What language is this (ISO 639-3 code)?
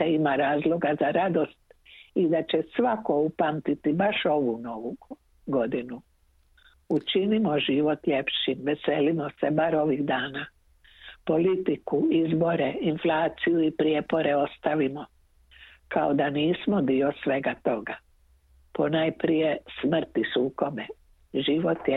hrv